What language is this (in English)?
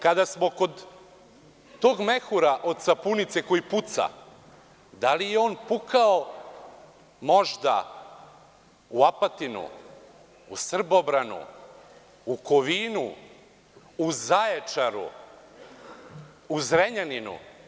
Serbian